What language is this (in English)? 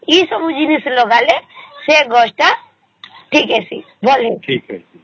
Odia